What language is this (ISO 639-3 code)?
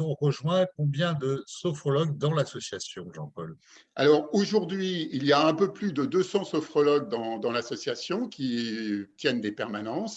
fra